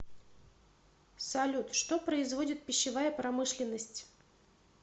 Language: Russian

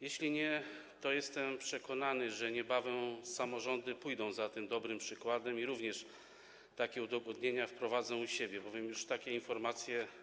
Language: Polish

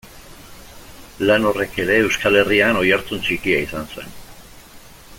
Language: Basque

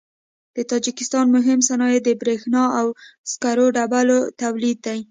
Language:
Pashto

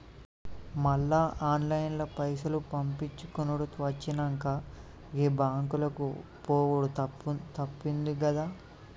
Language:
Telugu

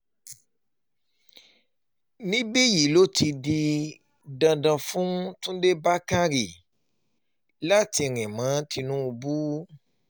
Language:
Yoruba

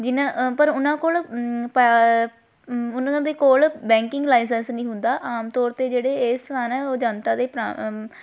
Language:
Punjabi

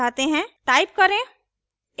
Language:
Hindi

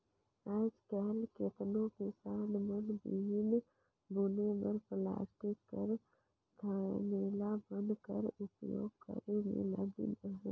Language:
Chhattisgarhi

